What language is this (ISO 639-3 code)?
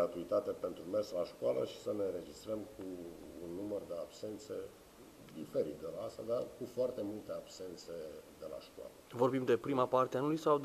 ron